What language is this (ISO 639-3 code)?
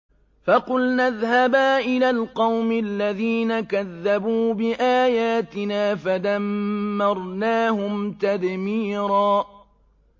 ara